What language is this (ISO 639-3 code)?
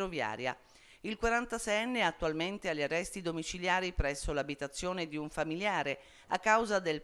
ita